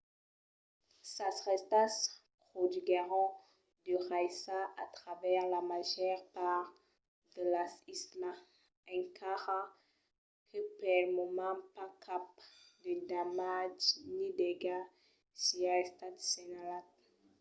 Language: Occitan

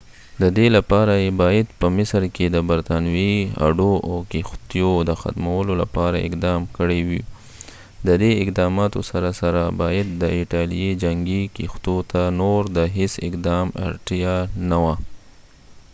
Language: Pashto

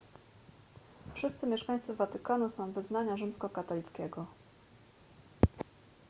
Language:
Polish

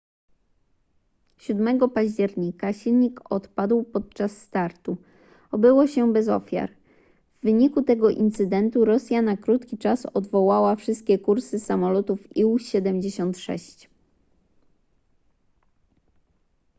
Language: Polish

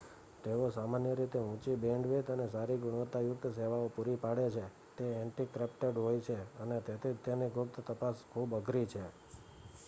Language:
Gujarati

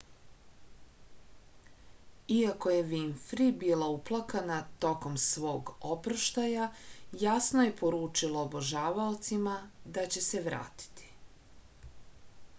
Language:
Serbian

